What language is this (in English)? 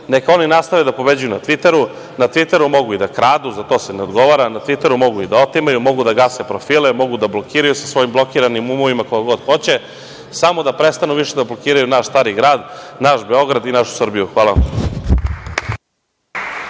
Serbian